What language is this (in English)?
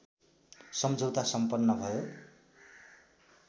Nepali